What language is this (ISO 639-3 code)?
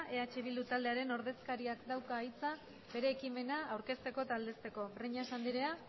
eus